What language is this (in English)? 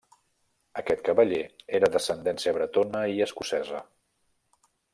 Catalan